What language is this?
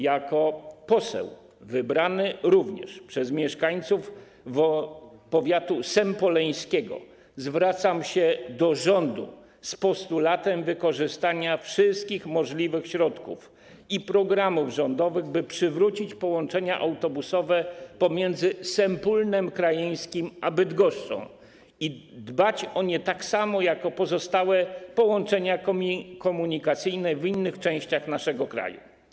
Polish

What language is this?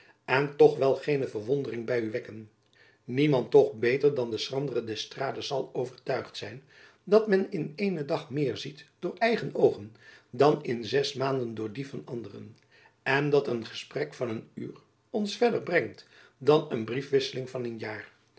Dutch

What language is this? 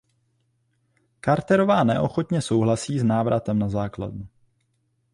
Czech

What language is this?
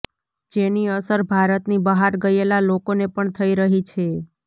Gujarati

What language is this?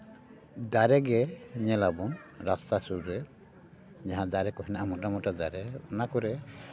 Santali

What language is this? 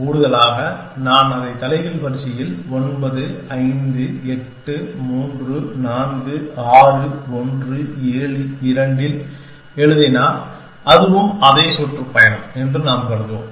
Tamil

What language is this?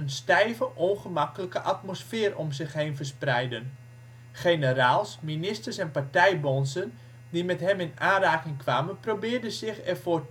Dutch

